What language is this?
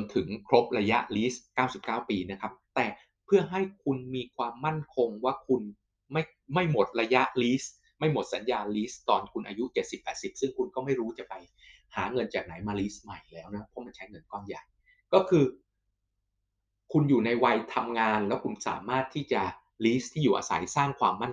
Thai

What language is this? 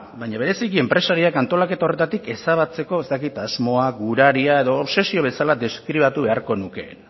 Basque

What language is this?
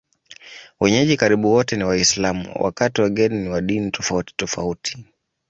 Swahili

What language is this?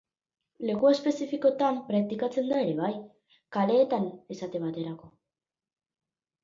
Basque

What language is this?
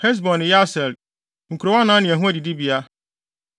Akan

